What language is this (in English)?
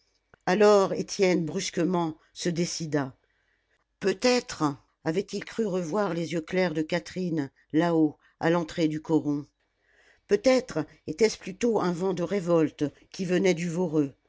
French